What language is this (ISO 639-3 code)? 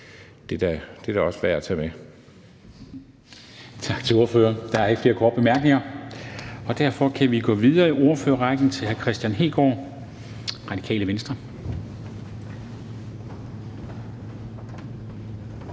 dan